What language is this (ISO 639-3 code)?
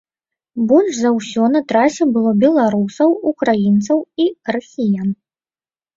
bel